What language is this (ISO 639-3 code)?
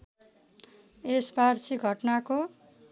nep